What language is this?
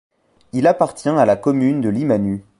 French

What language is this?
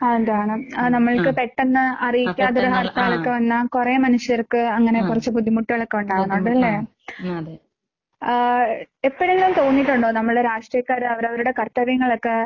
Malayalam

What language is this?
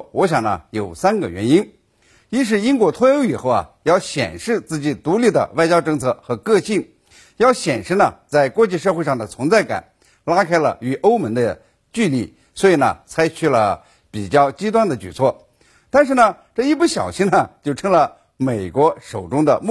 Chinese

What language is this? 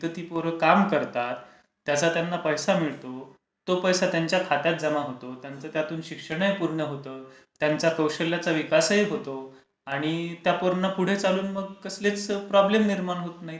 Marathi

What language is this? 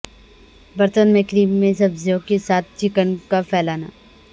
Urdu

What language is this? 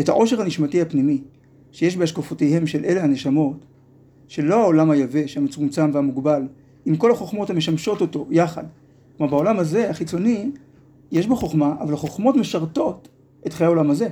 Hebrew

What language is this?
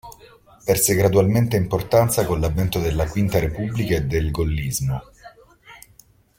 Italian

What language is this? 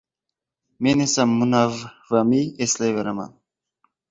Uzbek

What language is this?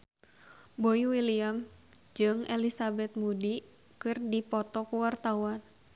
Sundanese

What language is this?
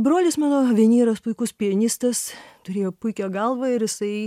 Lithuanian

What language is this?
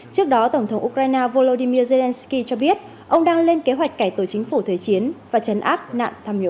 Vietnamese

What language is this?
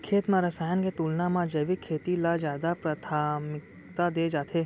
Chhattisgarhi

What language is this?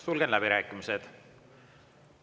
Estonian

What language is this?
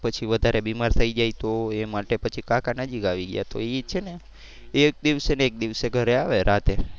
Gujarati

